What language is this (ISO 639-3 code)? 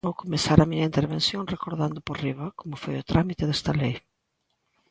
glg